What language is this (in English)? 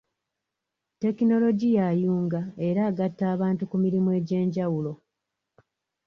Ganda